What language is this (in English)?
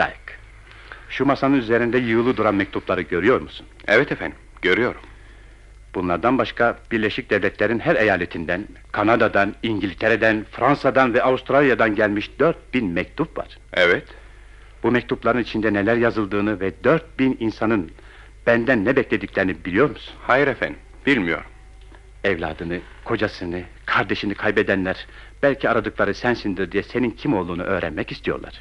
Turkish